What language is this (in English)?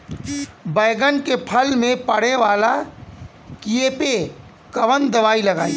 Bhojpuri